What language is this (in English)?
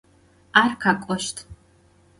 Adyghe